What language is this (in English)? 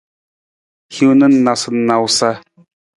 Nawdm